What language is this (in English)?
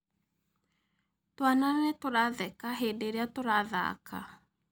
Kikuyu